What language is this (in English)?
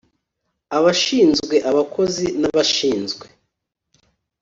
Kinyarwanda